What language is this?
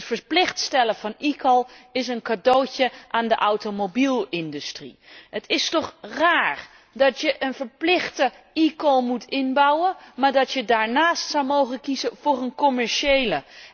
Dutch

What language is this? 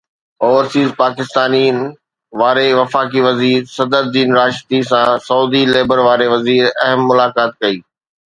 Sindhi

